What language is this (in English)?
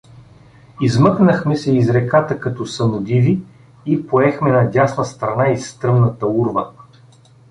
Bulgarian